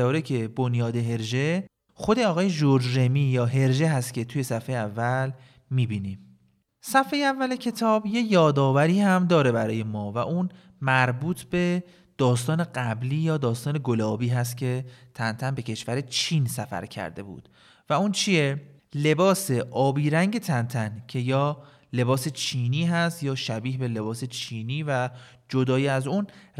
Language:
Persian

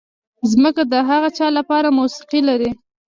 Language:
Pashto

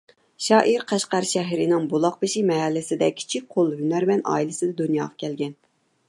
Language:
Uyghur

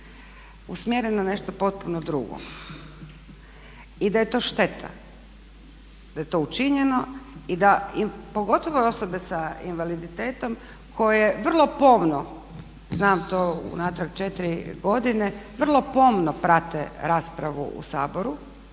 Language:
Croatian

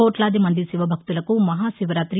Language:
Telugu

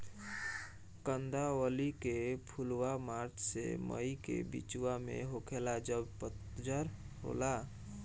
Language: Bhojpuri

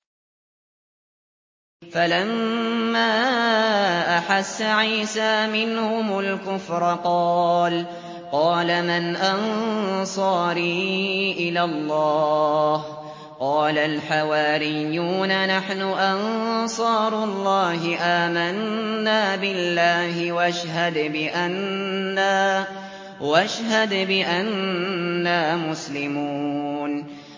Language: Arabic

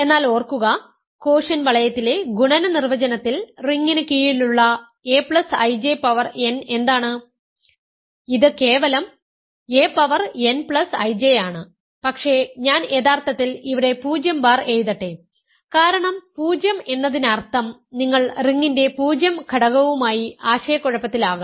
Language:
Malayalam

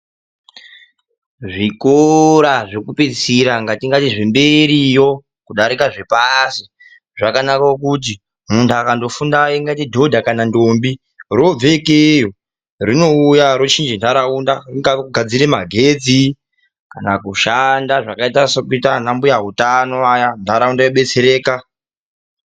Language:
Ndau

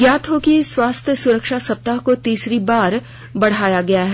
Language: Hindi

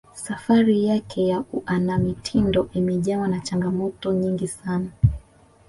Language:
Swahili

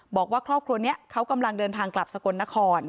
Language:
Thai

